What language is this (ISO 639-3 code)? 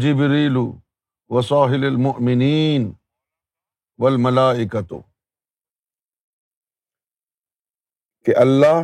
urd